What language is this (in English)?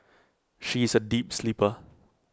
English